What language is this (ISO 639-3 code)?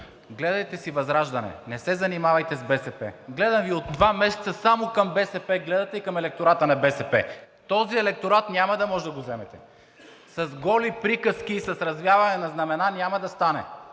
bul